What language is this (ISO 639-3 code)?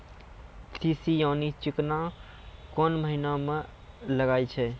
mai